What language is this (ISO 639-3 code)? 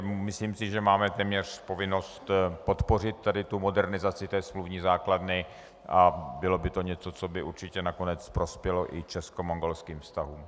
ces